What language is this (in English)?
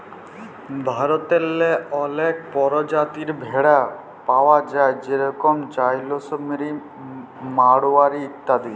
Bangla